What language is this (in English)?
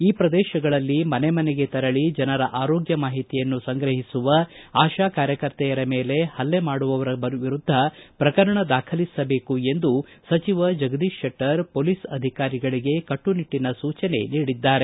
Kannada